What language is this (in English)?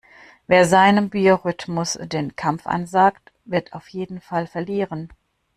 German